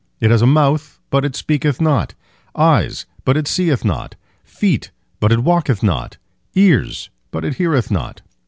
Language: English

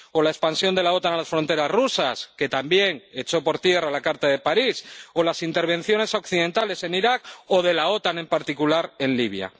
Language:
Spanish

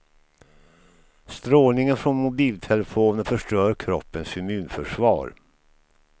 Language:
Swedish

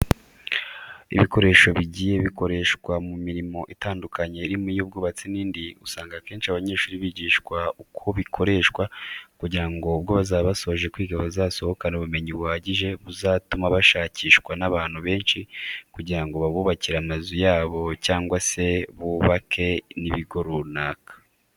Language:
Kinyarwanda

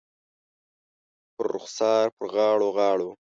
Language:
Pashto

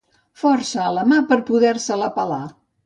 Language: Catalan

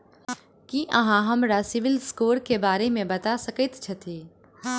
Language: Maithili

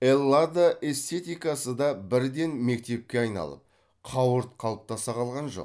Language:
Kazakh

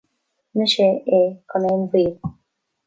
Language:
Irish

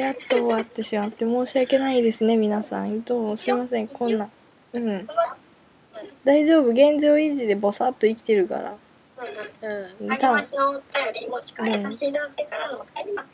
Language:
Japanese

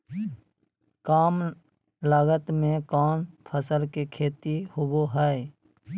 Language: Magahi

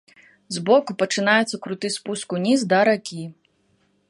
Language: Belarusian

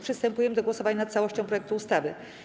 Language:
Polish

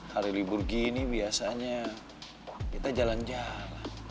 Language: Indonesian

